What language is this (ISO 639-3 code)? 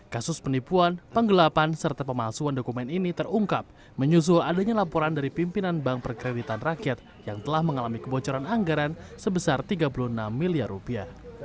ind